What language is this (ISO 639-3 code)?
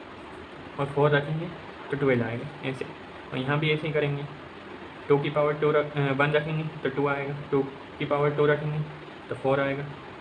hin